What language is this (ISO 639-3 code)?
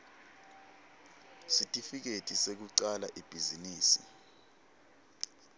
ssw